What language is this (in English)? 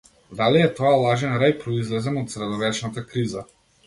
Macedonian